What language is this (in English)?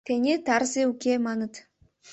Mari